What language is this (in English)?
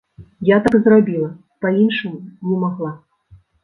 Belarusian